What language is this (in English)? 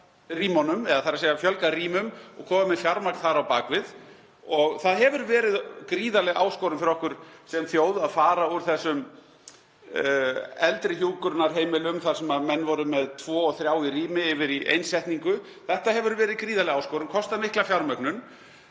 Icelandic